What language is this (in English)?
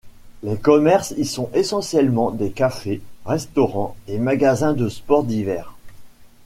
French